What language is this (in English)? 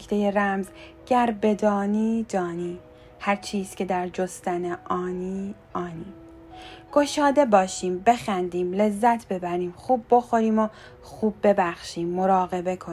Persian